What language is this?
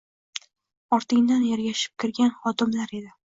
Uzbek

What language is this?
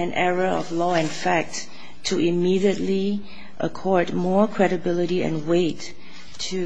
English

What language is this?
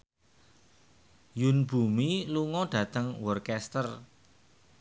Javanese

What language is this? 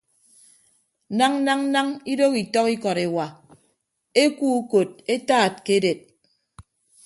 Ibibio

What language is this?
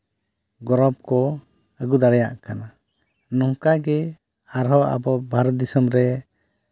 Santali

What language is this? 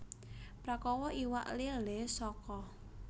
Javanese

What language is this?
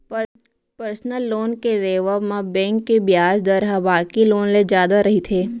Chhattisgarhi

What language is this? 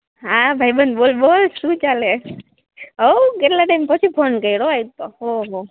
Gujarati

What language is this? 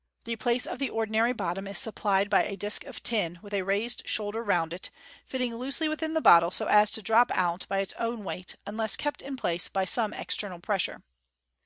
English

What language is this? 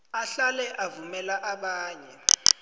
South Ndebele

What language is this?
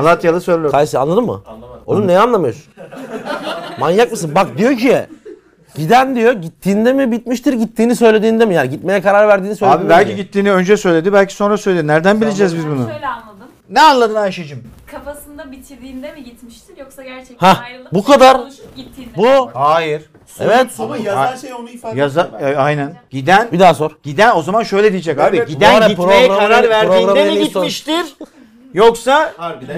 Turkish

